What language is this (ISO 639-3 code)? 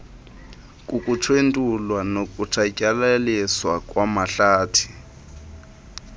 xho